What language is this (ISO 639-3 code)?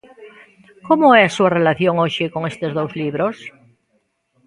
glg